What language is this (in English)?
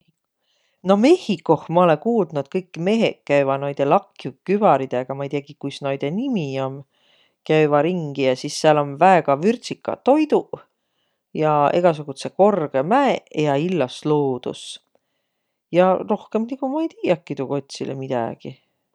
Võro